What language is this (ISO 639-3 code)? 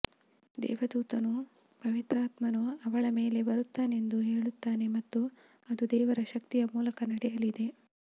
kan